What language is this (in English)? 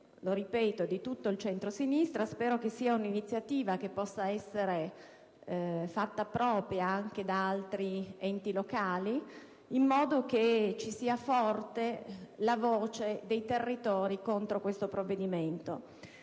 Italian